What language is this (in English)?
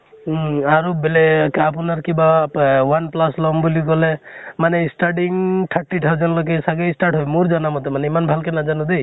Assamese